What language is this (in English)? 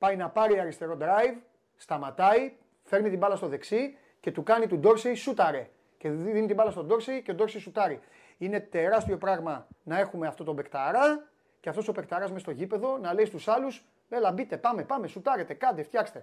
Greek